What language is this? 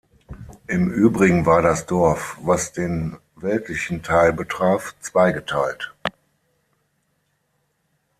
German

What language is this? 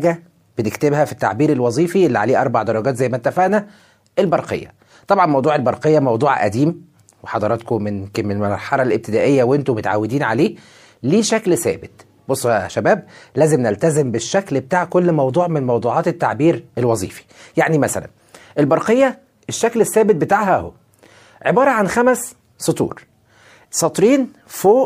Arabic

